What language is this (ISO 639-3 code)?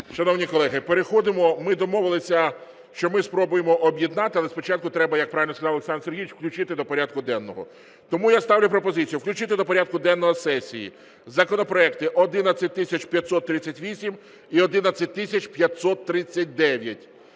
ukr